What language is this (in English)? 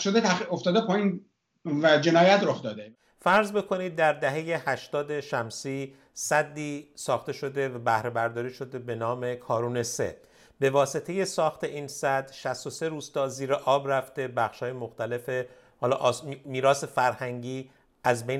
Persian